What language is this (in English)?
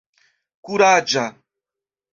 Esperanto